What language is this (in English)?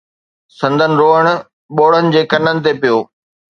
Sindhi